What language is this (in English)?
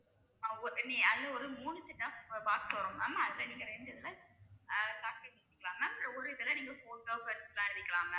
Tamil